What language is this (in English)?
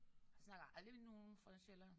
Danish